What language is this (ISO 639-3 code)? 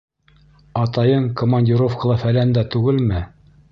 bak